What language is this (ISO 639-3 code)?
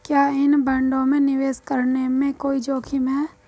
hin